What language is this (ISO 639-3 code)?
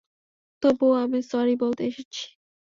ben